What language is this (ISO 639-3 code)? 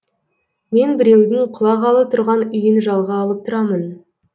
kaz